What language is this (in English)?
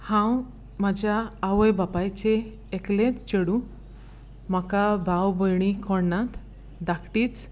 Konkani